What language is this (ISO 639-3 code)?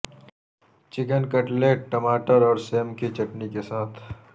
urd